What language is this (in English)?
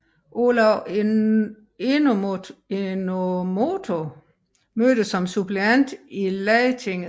Danish